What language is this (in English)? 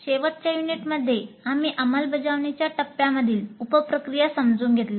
Marathi